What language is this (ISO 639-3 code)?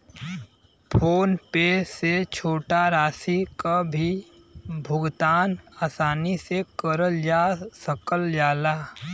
bho